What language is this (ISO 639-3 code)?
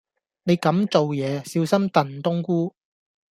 yue